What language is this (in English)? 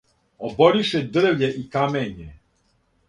Serbian